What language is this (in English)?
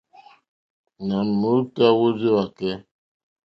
Mokpwe